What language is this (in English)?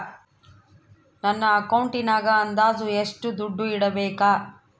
Kannada